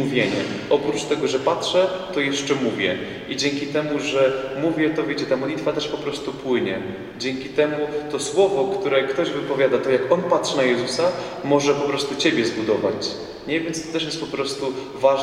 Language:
Polish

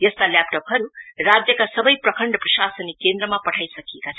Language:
Nepali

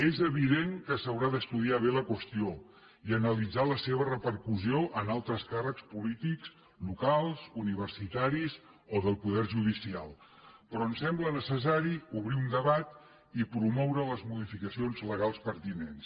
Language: Catalan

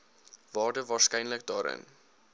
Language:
Afrikaans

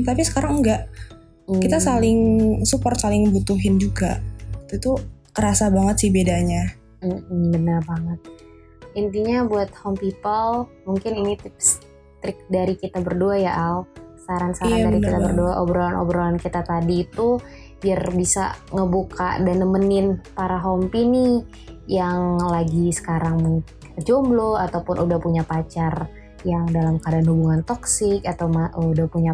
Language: Indonesian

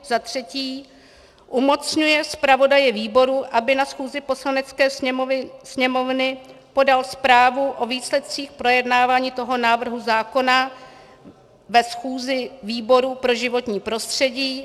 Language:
Czech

